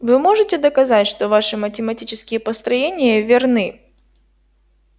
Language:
Russian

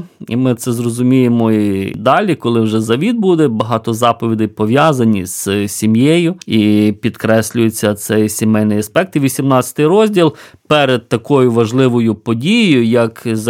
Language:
Ukrainian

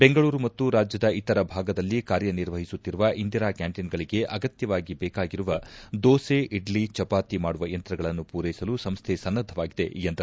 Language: Kannada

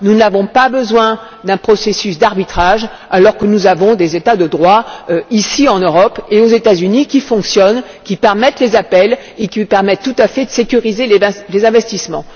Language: French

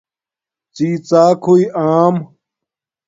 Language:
Domaaki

